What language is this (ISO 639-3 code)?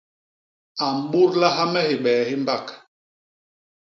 bas